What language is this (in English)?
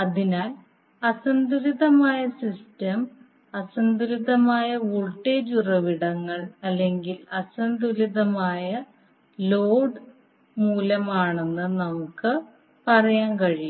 Malayalam